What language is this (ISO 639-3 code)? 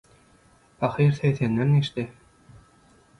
tuk